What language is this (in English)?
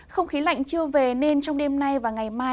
Vietnamese